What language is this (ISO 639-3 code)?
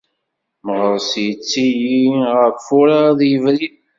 kab